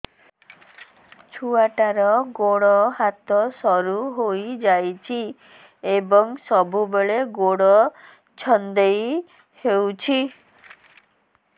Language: Odia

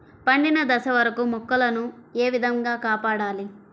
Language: Telugu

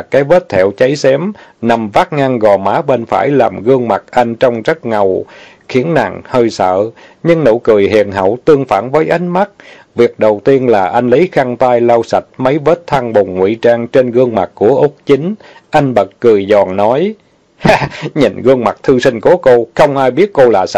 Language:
Vietnamese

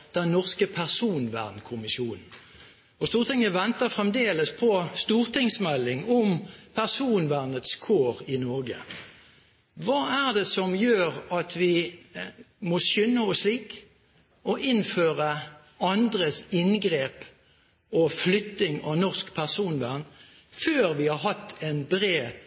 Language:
Norwegian Bokmål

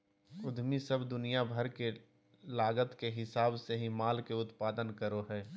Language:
Magahi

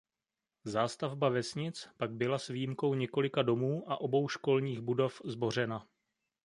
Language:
Czech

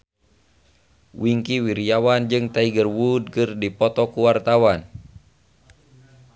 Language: Sundanese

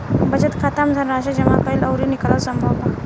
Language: Bhojpuri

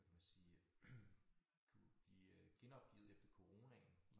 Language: Danish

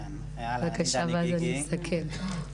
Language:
Hebrew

